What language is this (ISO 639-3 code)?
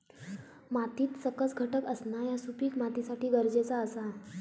mar